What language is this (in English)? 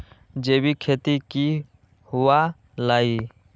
Magahi